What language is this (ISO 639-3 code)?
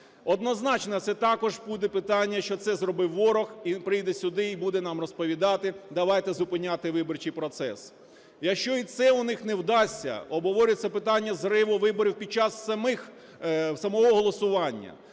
ukr